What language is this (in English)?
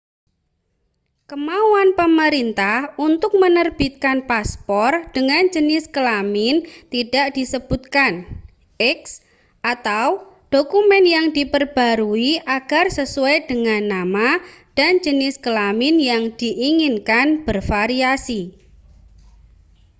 Indonesian